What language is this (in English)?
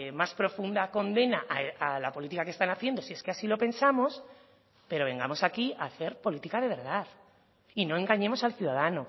Spanish